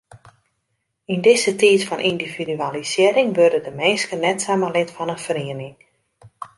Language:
Western Frisian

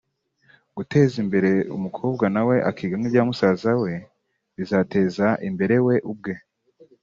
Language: Kinyarwanda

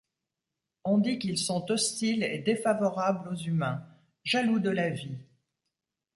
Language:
French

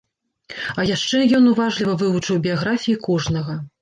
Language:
Belarusian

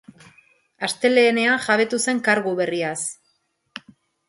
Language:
Basque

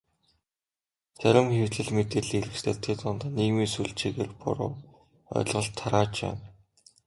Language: Mongolian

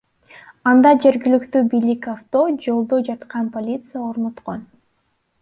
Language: Kyrgyz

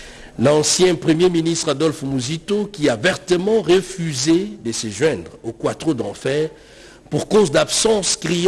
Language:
French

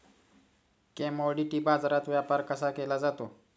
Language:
Marathi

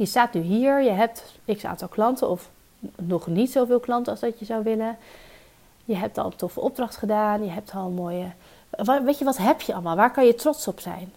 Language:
Dutch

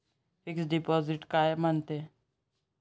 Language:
Marathi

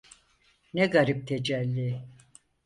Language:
Turkish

